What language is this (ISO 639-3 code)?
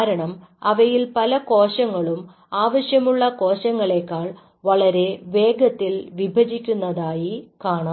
mal